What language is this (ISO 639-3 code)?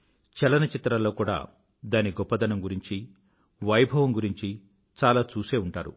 tel